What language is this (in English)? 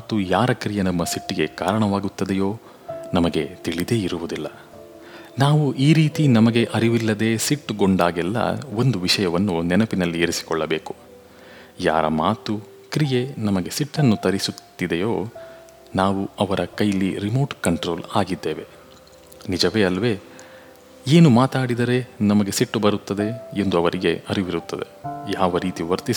Kannada